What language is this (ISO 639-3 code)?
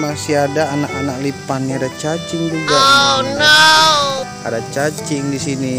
ind